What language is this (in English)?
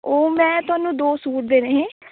Dogri